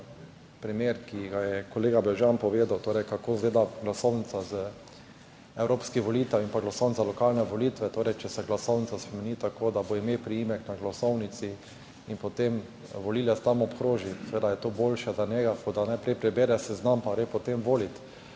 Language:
Slovenian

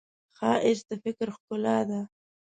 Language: Pashto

